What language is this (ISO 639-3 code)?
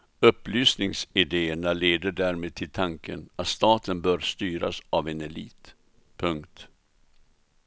swe